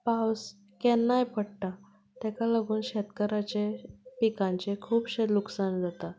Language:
Konkani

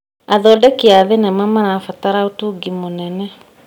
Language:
Kikuyu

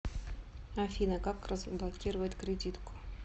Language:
Russian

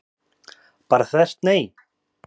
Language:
Icelandic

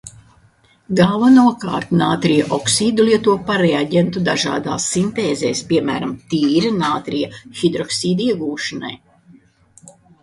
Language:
Latvian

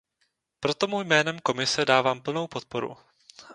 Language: Czech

